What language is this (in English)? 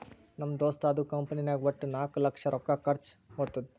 Kannada